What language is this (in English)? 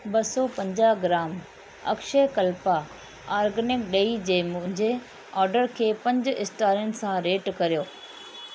Sindhi